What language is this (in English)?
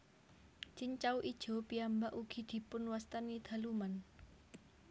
Javanese